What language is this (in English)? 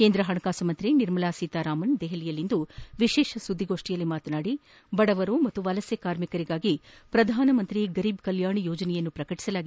Kannada